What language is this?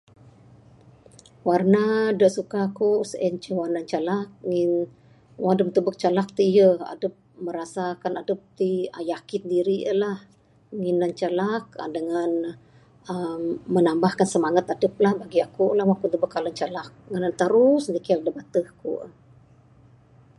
Bukar-Sadung Bidayuh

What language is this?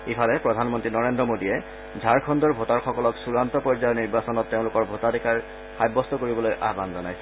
Assamese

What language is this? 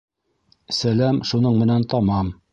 Bashkir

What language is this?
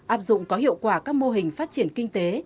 Vietnamese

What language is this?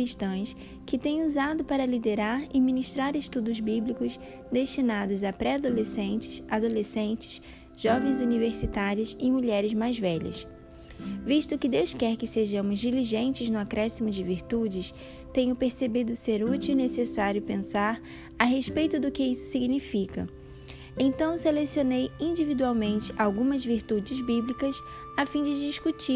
Portuguese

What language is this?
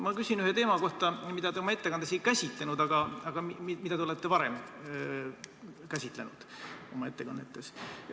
Estonian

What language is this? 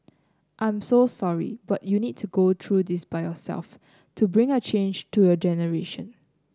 English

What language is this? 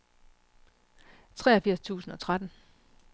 Danish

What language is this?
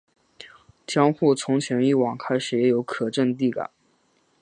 Chinese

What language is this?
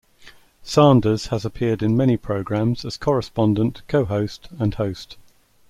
English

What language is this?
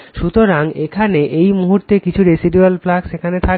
Bangla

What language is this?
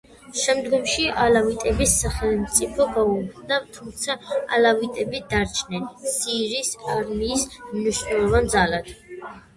Georgian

